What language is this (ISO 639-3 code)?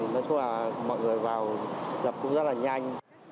vie